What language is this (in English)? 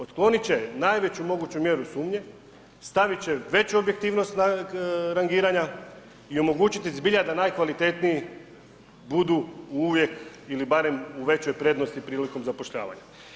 Croatian